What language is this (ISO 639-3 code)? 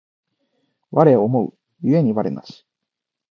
jpn